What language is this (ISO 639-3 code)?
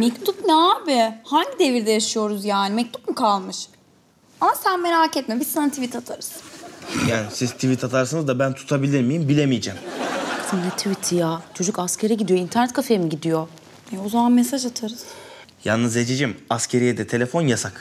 tur